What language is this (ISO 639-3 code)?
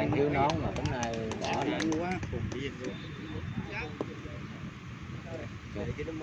vie